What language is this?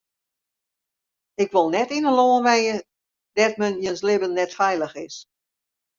Western Frisian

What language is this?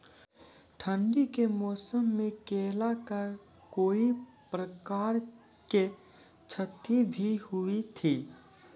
Maithili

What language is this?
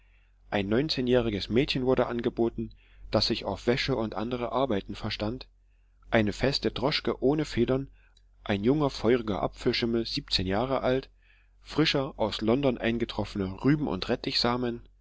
German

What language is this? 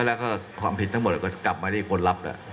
Thai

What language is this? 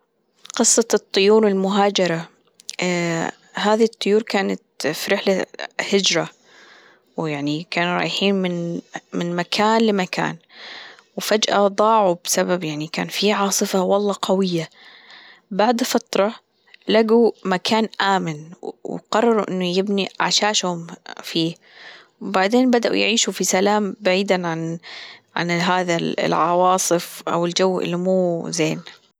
Gulf Arabic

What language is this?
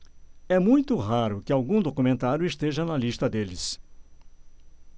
Portuguese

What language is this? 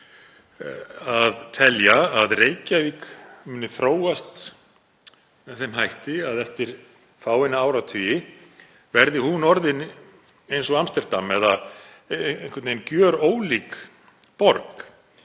Icelandic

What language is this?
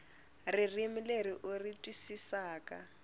Tsonga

